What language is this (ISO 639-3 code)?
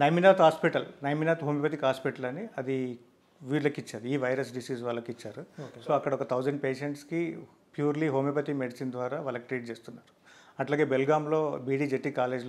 hin